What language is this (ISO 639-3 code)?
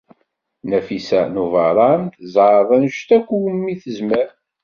kab